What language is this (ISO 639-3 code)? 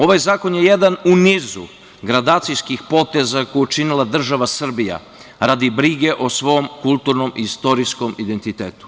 srp